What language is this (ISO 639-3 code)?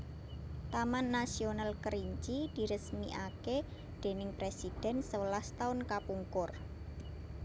jav